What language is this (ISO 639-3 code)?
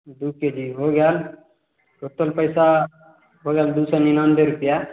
mai